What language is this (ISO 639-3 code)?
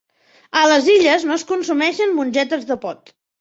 cat